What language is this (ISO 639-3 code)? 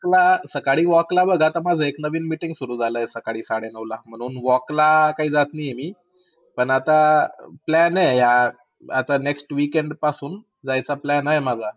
mar